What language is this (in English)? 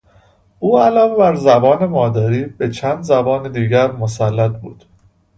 Persian